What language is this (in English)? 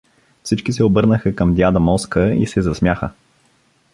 Bulgarian